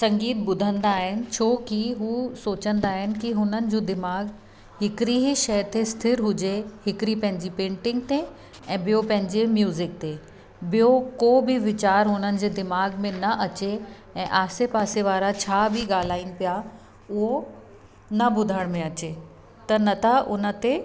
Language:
Sindhi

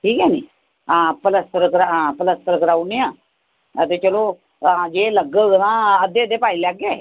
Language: Dogri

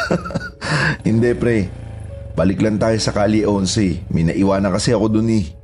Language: Filipino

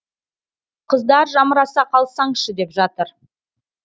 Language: Kazakh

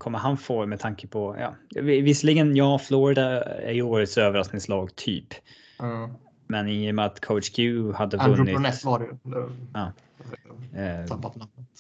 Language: Swedish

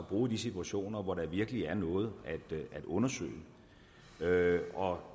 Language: Danish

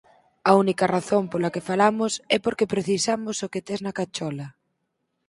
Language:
Galician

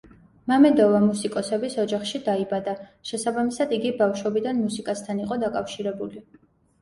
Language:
Georgian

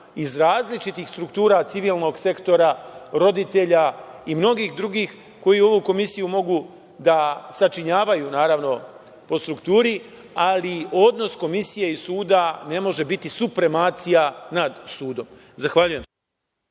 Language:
Serbian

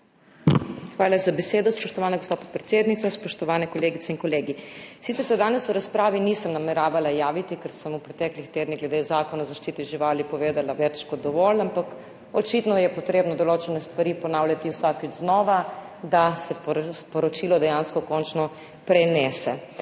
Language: Slovenian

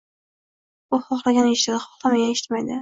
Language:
Uzbek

